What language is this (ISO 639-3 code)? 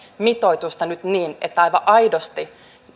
fin